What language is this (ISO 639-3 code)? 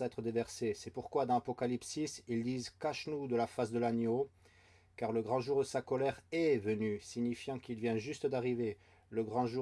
fra